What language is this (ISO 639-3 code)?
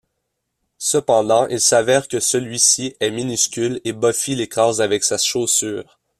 fra